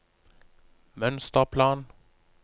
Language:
Norwegian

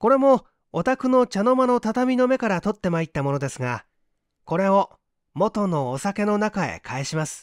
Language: Japanese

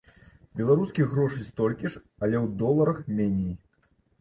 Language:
Belarusian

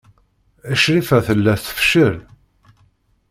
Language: Kabyle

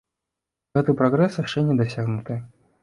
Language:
Belarusian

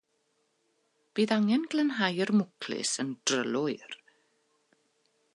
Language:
Welsh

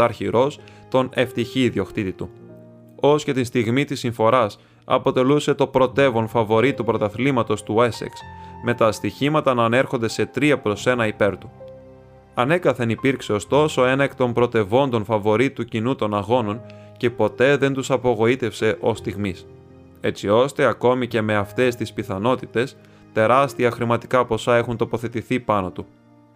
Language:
Greek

